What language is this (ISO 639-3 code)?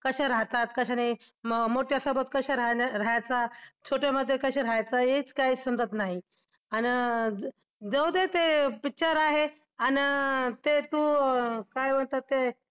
mar